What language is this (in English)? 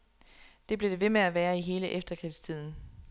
Danish